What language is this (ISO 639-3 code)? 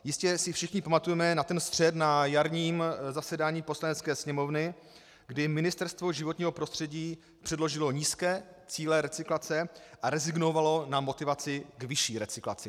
ces